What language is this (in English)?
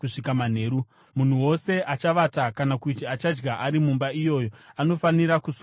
Shona